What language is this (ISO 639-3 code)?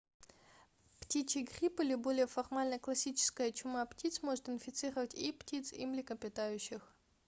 rus